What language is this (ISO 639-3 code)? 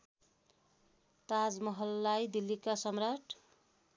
nep